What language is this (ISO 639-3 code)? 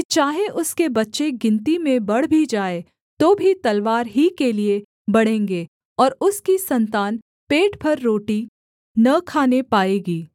hin